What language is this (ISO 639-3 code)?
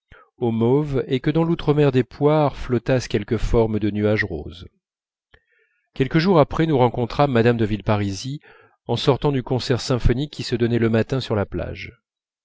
fra